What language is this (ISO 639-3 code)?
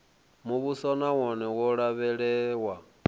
ven